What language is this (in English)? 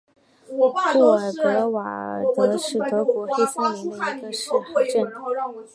Chinese